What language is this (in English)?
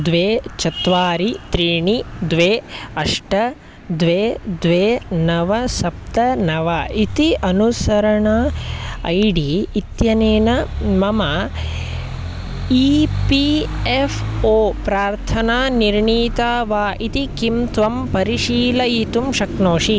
Sanskrit